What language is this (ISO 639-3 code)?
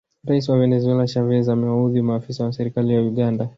swa